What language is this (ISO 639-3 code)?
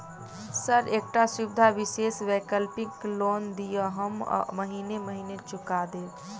mai